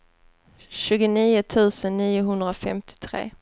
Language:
Swedish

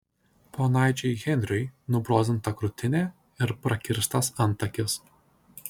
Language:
Lithuanian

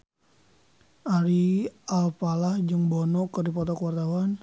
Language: Sundanese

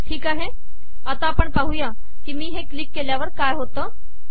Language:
Marathi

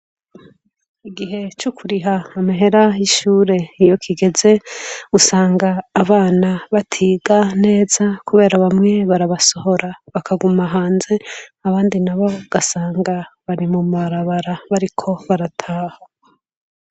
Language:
Rundi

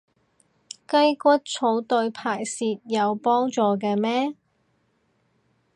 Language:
Cantonese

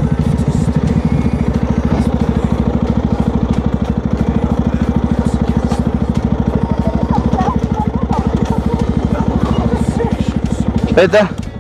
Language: Italian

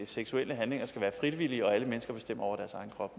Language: Danish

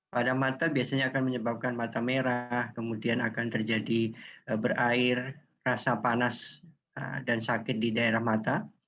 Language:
Indonesian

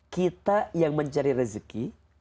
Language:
Indonesian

